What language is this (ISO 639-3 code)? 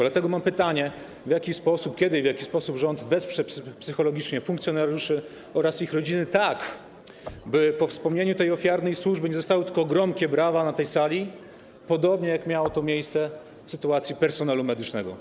pol